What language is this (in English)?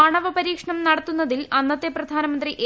Malayalam